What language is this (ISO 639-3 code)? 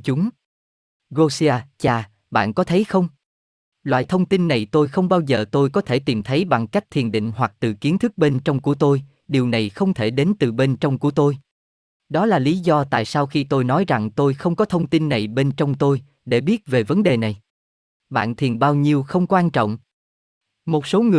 vie